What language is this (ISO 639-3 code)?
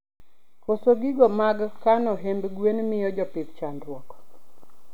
luo